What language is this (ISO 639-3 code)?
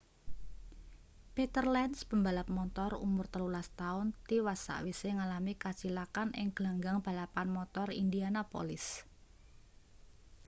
jav